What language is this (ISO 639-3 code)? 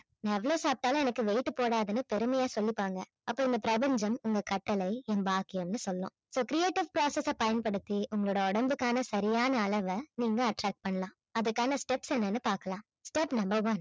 tam